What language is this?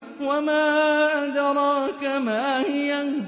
Arabic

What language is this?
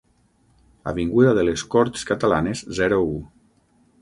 Catalan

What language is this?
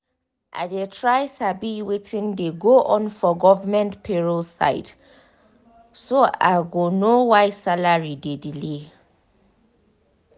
Nigerian Pidgin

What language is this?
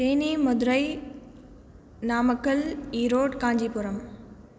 Sanskrit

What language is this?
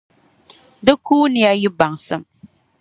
Dagbani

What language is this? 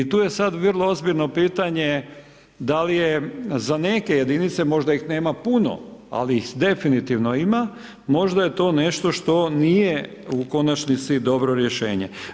Croatian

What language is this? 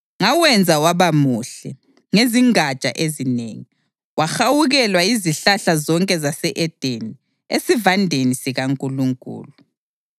North Ndebele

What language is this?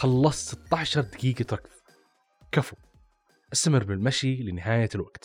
Arabic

